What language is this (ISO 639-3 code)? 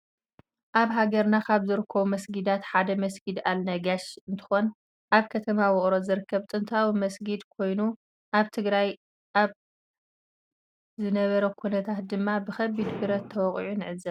tir